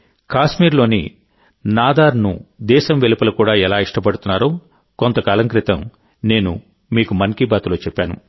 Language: Telugu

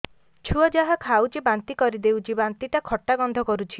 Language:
Odia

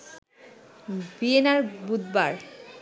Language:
Bangla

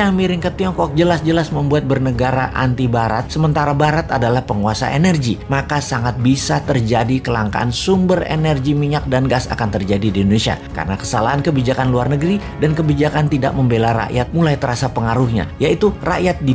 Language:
Indonesian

